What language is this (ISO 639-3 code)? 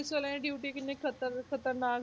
pan